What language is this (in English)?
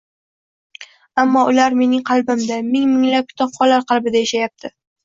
Uzbek